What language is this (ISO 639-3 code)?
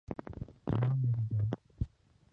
urd